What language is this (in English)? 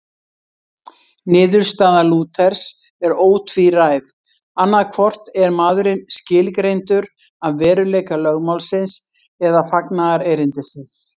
Icelandic